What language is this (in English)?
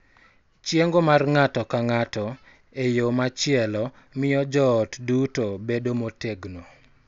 Luo (Kenya and Tanzania)